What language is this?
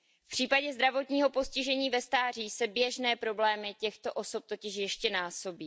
Czech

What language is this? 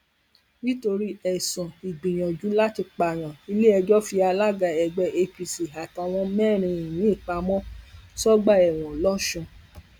Yoruba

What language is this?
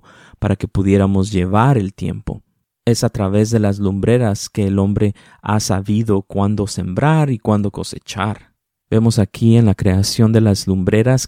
Spanish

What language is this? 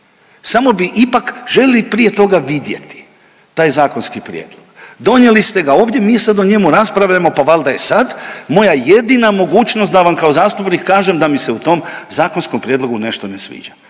Croatian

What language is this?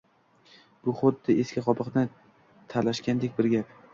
Uzbek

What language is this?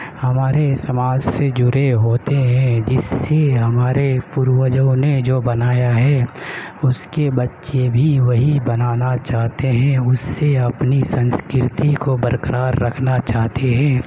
Urdu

